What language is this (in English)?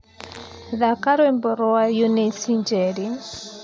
Kikuyu